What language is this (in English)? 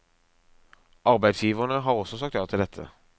Norwegian